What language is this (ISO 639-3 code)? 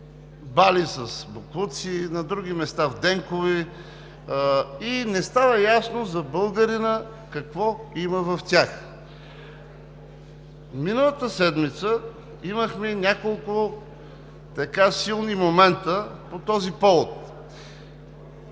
bul